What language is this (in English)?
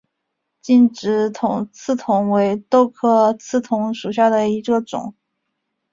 Chinese